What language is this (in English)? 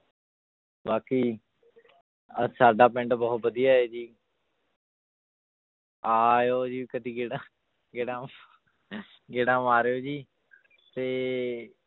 Punjabi